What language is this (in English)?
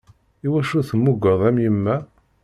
Kabyle